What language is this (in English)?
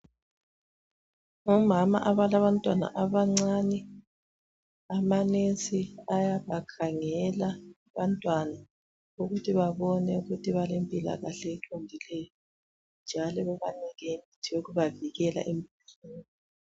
North Ndebele